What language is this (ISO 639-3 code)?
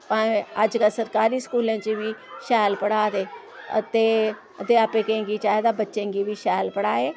doi